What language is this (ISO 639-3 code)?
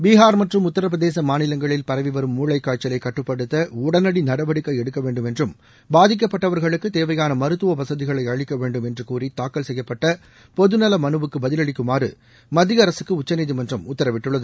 tam